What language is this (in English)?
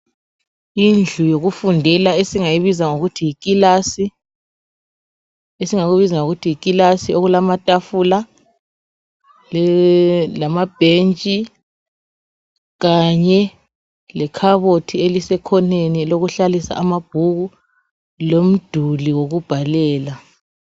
North Ndebele